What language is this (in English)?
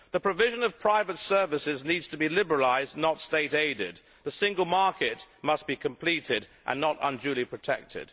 English